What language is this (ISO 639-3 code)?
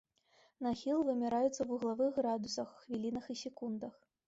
bel